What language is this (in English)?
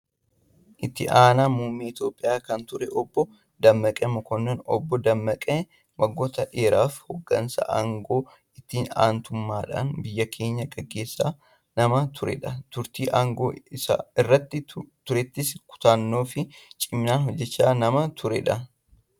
Oromo